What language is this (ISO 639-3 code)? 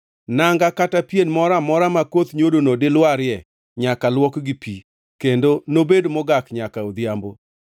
luo